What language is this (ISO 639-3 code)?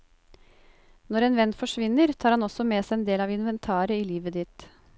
nor